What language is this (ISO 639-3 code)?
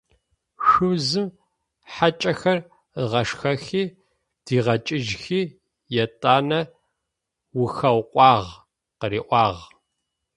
ady